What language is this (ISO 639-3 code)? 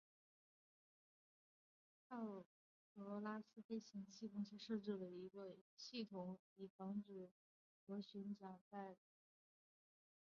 zho